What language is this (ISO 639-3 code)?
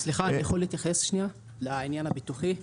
heb